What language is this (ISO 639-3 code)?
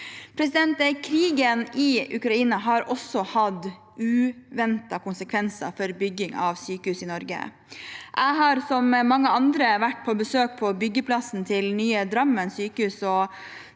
nor